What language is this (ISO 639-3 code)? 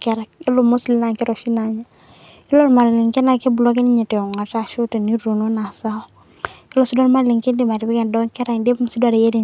mas